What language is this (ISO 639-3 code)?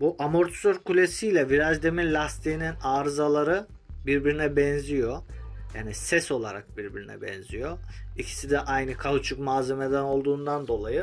tur